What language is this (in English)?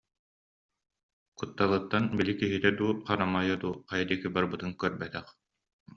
Yakut